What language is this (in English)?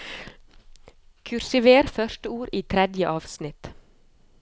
Norwegian